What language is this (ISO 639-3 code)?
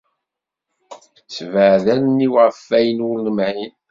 kab